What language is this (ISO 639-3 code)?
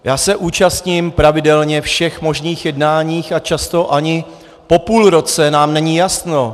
ces